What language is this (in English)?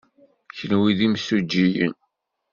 Kabyle